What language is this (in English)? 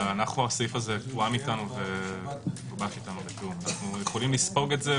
Hebrew